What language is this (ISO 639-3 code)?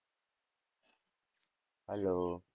guj